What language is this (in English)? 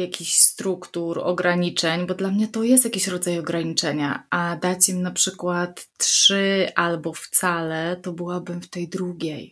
Polish